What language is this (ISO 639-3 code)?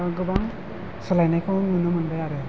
brx